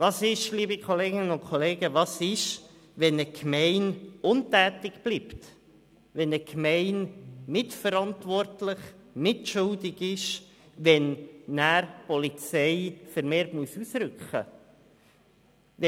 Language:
Swiss German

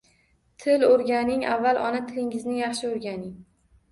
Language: Uzbek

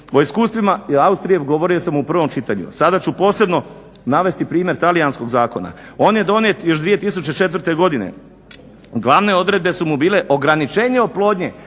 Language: Croatian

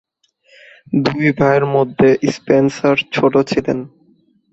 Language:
Bangla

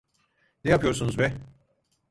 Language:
Turkish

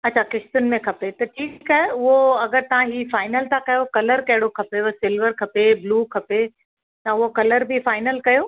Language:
Sindhi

